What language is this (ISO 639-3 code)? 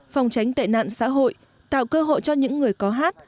vie